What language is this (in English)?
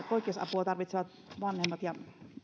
Finnish